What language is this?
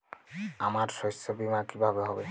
Bangla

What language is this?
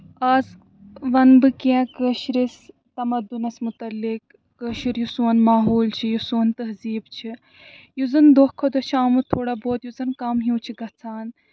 Kashmiri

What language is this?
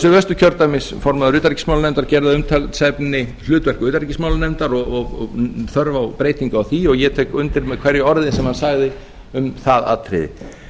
Icelandic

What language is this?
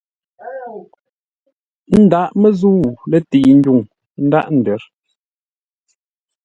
Ngombale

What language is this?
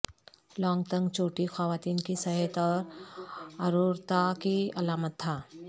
Urdu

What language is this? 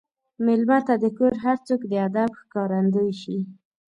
Pashto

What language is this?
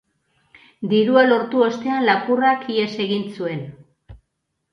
Basque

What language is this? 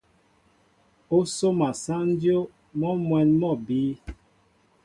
Mbo (Cameroon)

